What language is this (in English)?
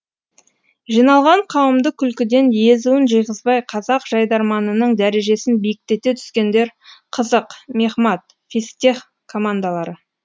Kazakh